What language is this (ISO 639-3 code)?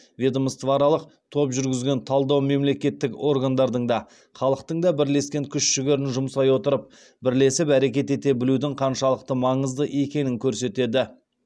kaz